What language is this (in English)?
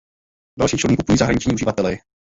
Czech